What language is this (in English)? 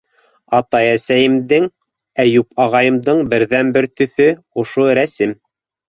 Bashkir